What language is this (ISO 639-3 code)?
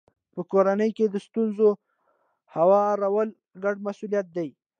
pus